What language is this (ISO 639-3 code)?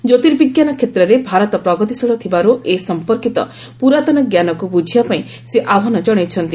ori